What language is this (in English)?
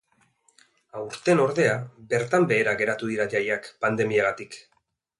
Basque